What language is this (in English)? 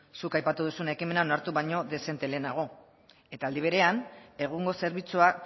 Basque